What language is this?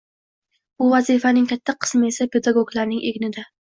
Uzbek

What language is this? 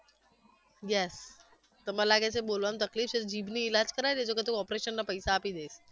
Gujarati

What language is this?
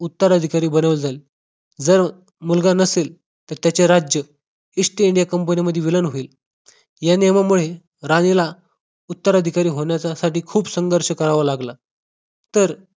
Marathi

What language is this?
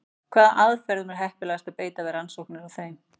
Icelandic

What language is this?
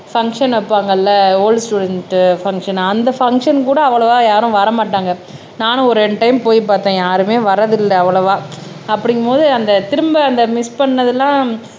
Tamil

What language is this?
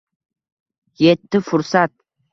Uzbek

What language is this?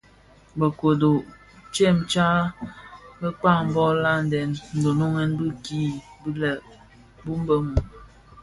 Bafia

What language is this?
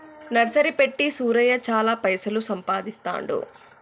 Telugu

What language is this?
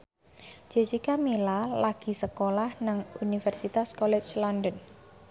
Javanese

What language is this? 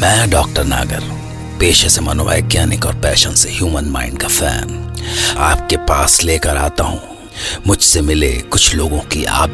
Hindi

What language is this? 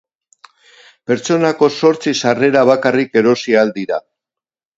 Basque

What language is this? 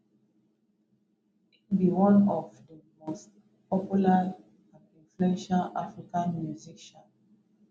Nigerian Pidgin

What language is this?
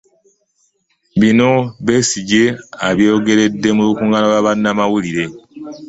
Ganda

